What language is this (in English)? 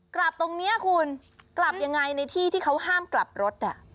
Thai